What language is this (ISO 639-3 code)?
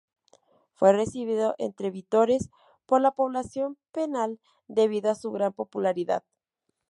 spa